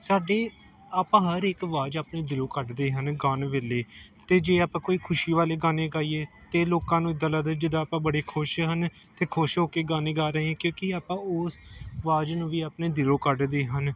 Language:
Punjabi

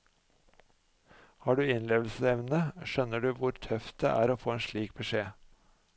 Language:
Norwegian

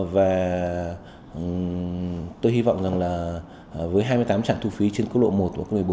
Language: Vietnamese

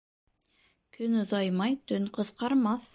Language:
Bashkir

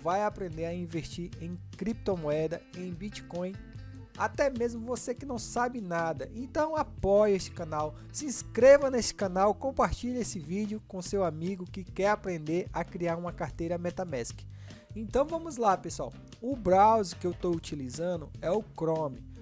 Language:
Portuguese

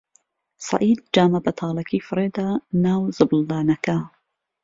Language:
Central Kurdish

